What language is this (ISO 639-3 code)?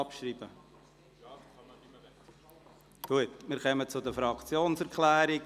gsw